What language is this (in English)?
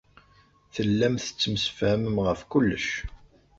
Kabyle